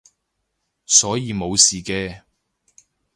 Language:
Cantonese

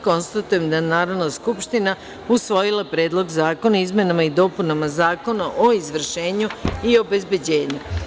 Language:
Serbian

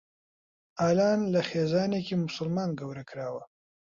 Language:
Central Kurdish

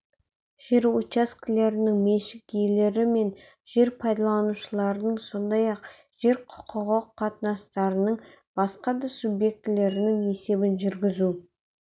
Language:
Kazakh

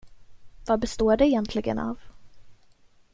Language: Swedish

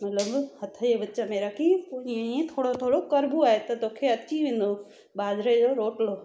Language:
Sindhi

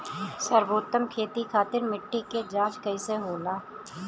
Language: Bhojpuri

